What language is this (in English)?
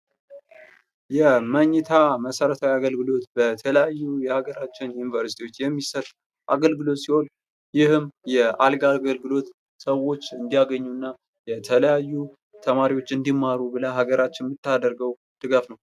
Amharic